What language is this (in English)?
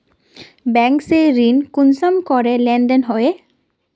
Magahi